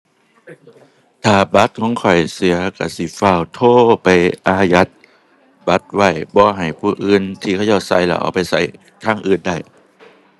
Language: Thai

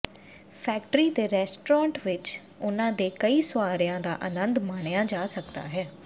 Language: Punjabi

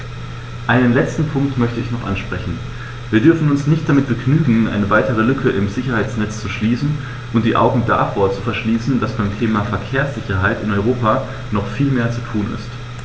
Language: German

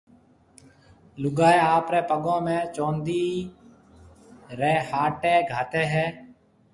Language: Marwari (Pakistan)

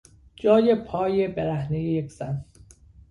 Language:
Persian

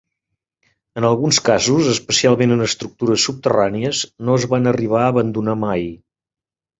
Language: Catalan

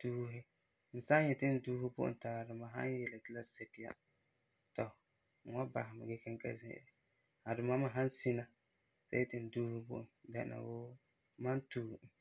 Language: Frafra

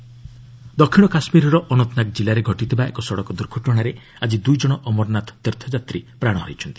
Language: Odia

